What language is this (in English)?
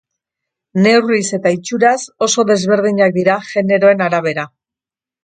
Basque